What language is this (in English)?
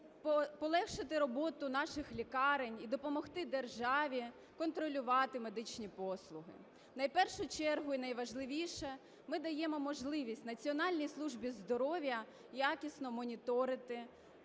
Ukrainian